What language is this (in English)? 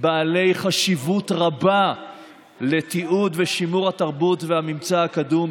Hebrew